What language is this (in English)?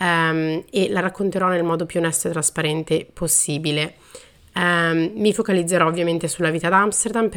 Italian